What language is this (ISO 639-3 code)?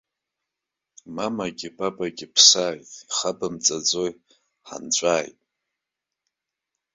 abk